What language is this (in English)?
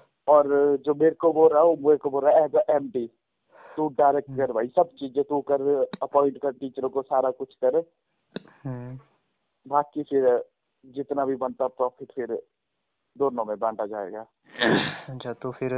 Hindi